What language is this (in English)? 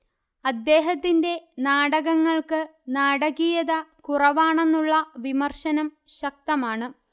Malayalam